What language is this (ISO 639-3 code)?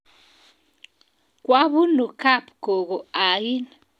kln